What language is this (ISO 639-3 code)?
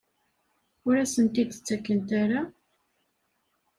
kab